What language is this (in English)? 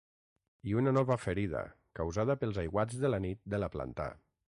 Catalan